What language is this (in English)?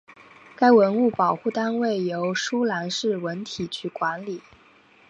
Chinese